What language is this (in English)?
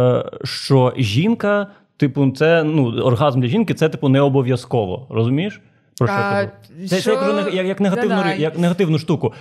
Ukrainian